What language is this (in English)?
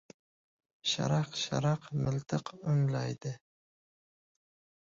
Uzbek